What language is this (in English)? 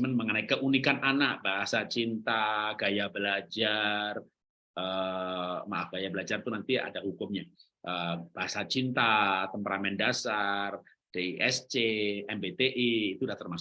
Indonesian